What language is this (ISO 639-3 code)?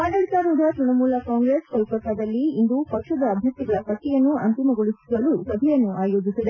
kan